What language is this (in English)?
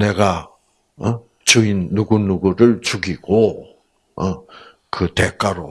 Korean